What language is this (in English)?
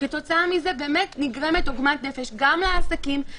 Hebrew